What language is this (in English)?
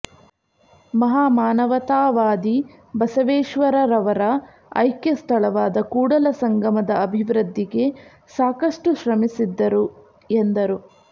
Kannada